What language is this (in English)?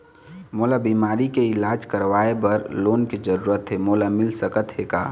Chhattisgarhi